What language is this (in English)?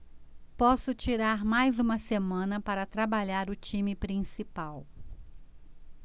Portuguese